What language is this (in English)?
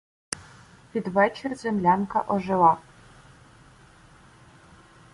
Ukrainian